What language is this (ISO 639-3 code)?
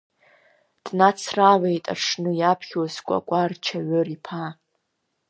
abk